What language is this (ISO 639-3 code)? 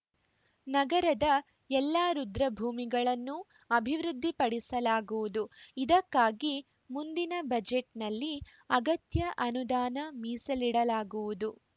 kan